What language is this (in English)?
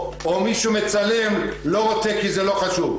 Hebrew